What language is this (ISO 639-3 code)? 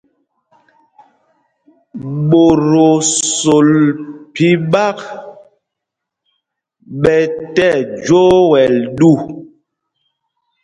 mgg